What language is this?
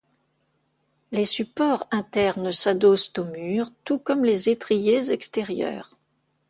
French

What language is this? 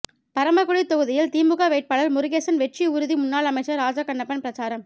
Tamil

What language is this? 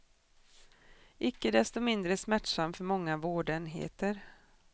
Swedish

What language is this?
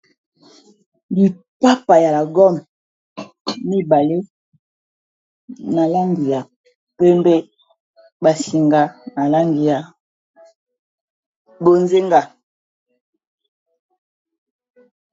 Lingala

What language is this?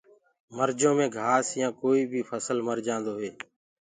Gurgula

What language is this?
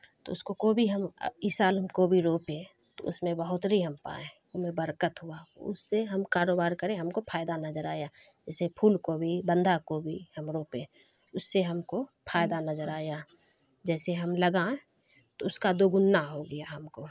Urdu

